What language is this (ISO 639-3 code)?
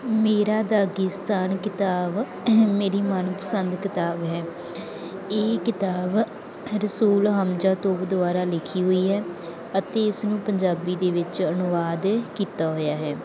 pan